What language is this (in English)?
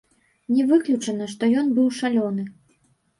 Belarusian